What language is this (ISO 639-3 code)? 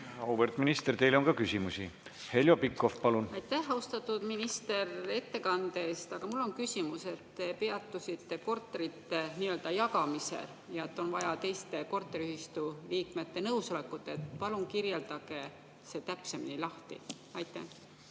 est